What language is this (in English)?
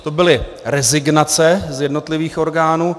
Czech